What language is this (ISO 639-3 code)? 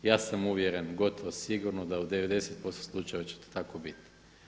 hrv